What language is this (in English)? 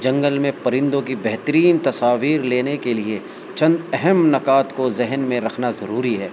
Urdu